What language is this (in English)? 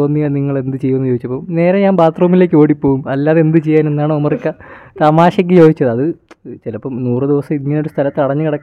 Malayalam